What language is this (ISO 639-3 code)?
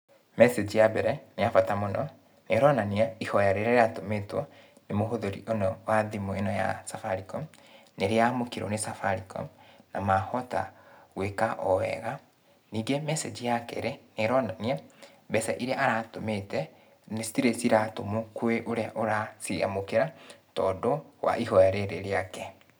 kik